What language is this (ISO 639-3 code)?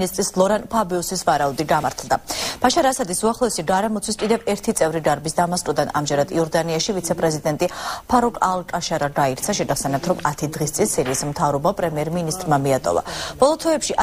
ron